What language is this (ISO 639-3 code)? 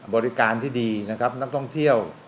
tha